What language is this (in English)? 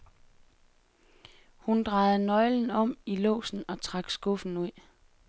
Danish